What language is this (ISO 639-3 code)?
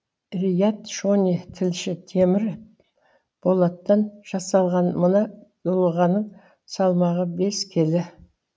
kaz